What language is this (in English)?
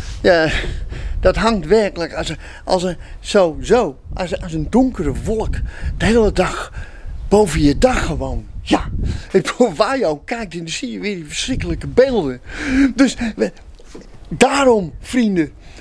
Dutch